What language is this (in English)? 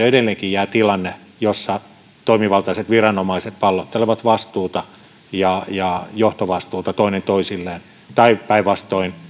Finnish